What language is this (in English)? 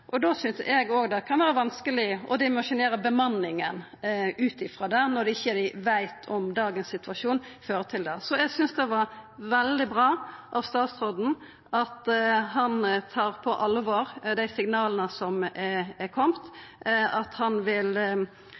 Norwegian Nynorsk